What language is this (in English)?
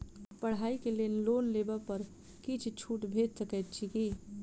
Maithili